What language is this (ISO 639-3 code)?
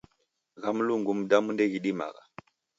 dav